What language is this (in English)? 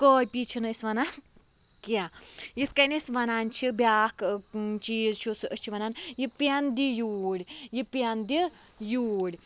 Kashmiri